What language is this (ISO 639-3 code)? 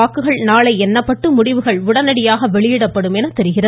tam